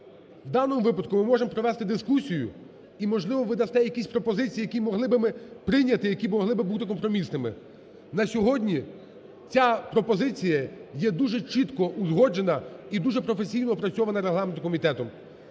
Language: Ukrainian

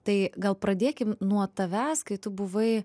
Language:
Lithuanian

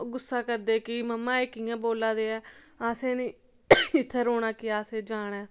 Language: Dogri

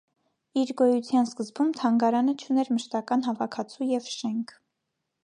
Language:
Armenian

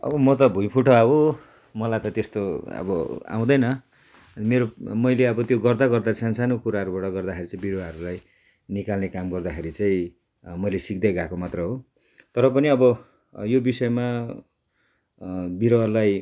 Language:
Nepali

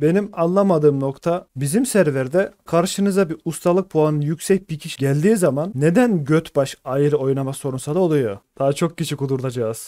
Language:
Turkish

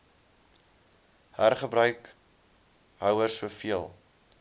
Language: Afrikaans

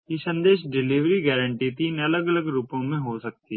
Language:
Hindi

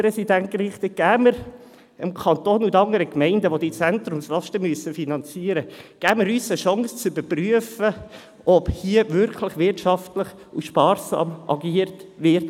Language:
Swiss German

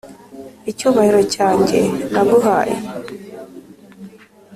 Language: Kinyarwanda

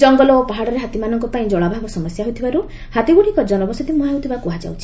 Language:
Odia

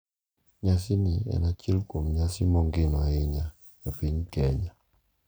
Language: Luo (Kenya and Tanzania)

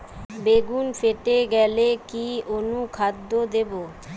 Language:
Bangla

